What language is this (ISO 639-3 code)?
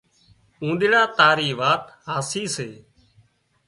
kxp